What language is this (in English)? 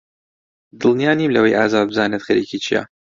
Central Kurdish